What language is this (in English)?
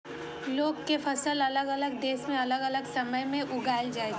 Maithili